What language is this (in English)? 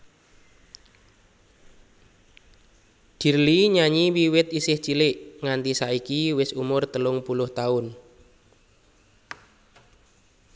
Javanese